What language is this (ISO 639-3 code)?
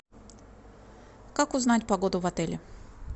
rus